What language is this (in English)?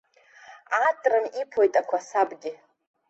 Abkhazian